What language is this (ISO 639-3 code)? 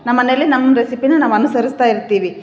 kan